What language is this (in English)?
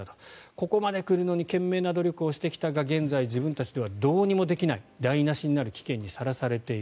Japanese